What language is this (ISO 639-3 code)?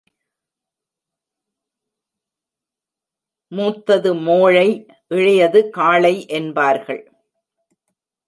tam